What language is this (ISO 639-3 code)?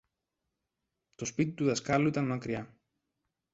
ell